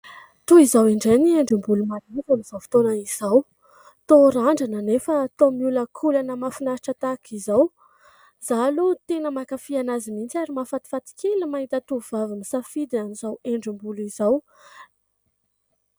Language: Malagasy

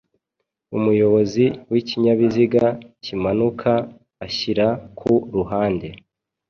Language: Kinyarwanda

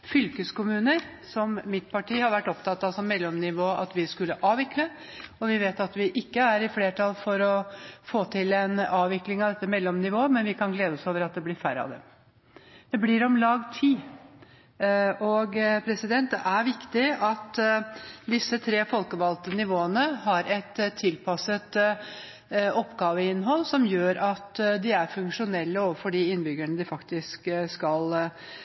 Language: Norwegian Bokmål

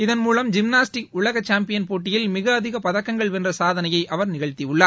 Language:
Tamil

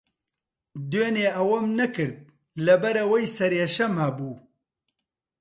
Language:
Central Kurdish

